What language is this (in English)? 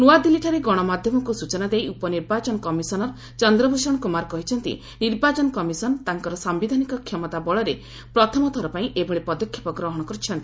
Odia